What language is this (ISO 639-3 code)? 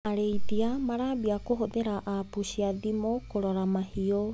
kik